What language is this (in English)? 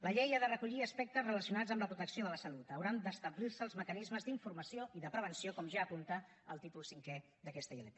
Catalan